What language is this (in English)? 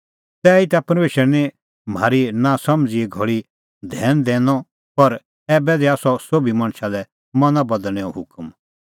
Kullu Pahari